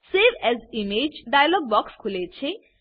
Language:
Gujarati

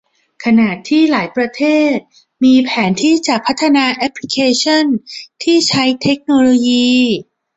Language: Thai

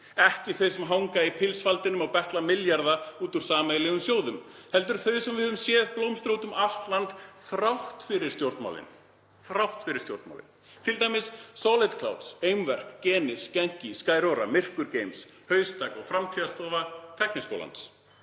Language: Icelandic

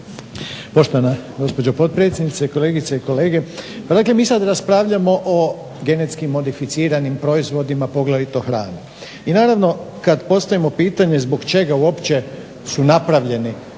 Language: Croatian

